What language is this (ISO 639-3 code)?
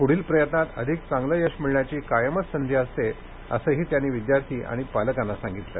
mar